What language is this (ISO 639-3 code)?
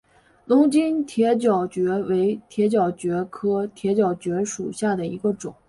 zho